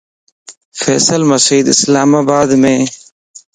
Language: Lasi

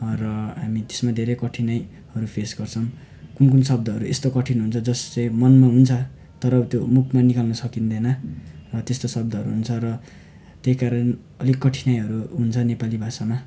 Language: Nepali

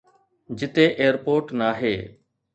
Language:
Sindhi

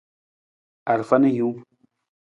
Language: Nawdm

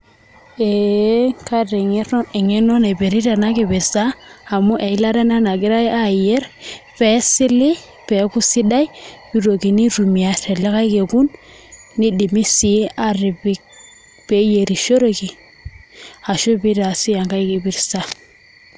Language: Masai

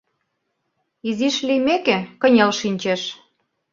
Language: Mari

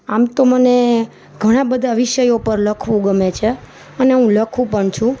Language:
Gujarati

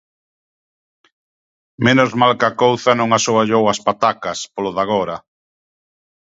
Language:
Galician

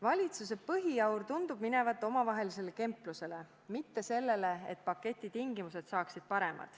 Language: Estonian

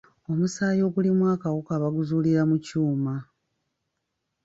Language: Ganda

